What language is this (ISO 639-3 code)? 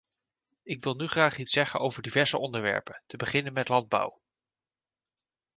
nld